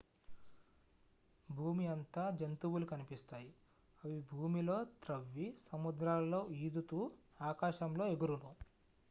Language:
Telugu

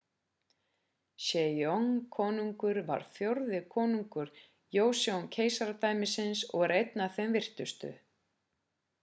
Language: Icelandic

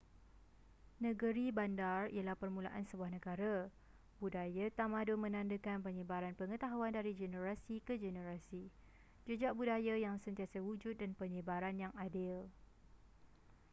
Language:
Malay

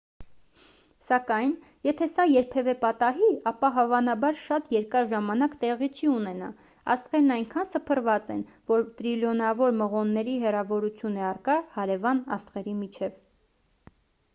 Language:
Armenian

